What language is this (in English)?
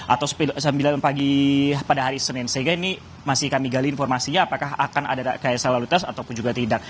Indonesian